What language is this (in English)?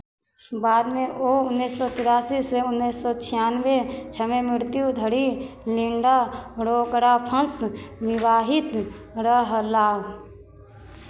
Maithili